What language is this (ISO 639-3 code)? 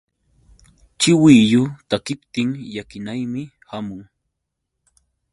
qux